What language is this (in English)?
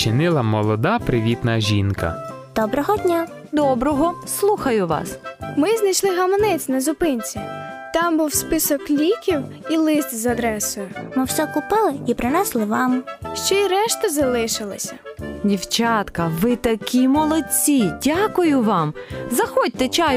Ukrainian